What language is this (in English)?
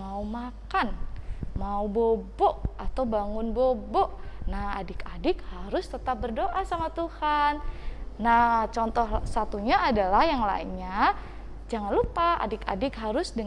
Indonesian